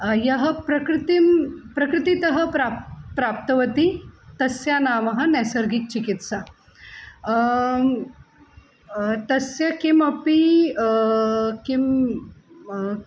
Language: Sanskrit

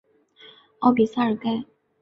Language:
Chinese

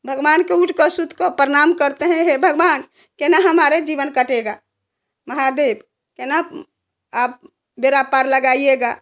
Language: Hindi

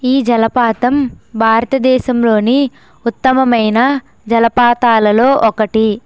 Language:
Telugu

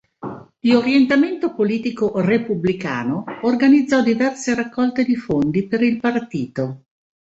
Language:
Italian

